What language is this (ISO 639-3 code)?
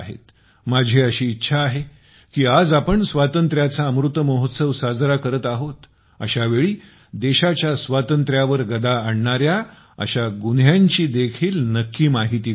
mar